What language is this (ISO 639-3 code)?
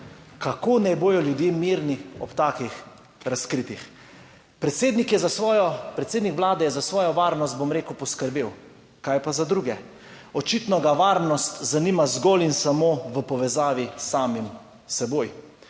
slv